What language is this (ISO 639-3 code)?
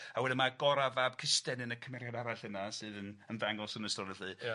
cym